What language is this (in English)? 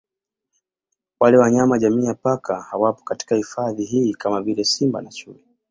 Swahili